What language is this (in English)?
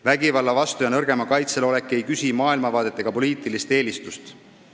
Estonian